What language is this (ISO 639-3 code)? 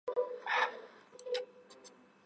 zho